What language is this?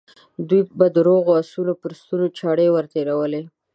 Pashto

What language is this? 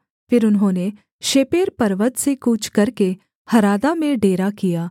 Hindi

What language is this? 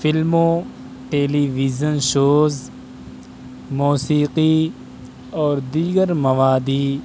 Urdu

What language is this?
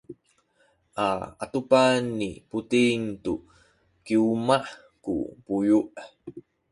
Sakizaya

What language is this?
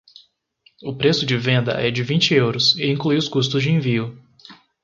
Portuguese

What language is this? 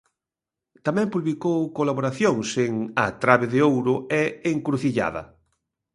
Galician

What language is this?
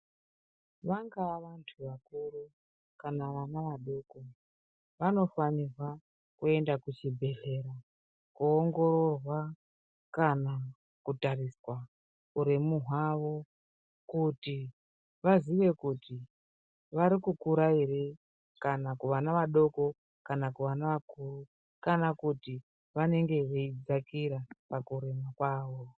Ndau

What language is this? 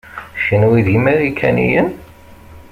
Kabyle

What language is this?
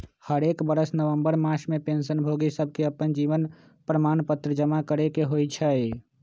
Magahi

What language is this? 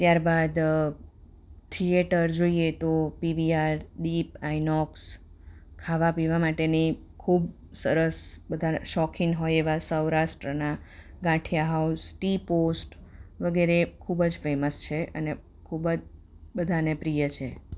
Gujarati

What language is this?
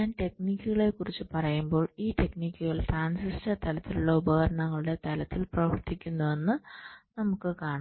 Malayalam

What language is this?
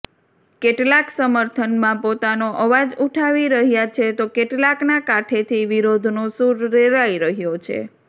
Gujarati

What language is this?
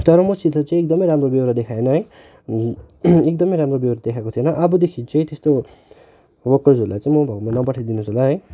Nepali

